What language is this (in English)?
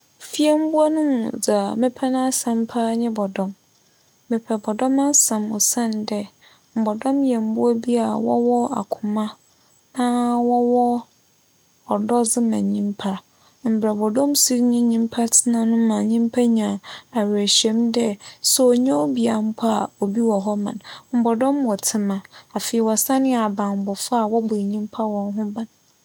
Akan